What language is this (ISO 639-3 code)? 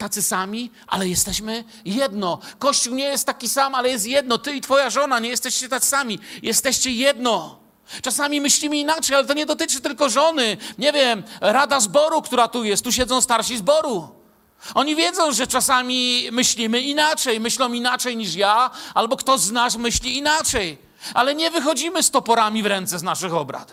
pol